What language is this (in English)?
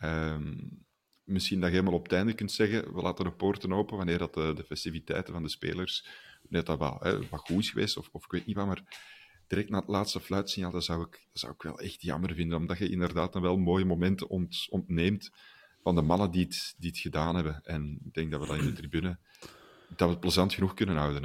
Dutch